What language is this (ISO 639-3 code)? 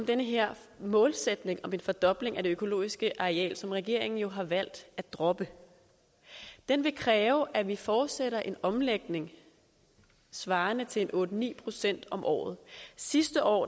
dan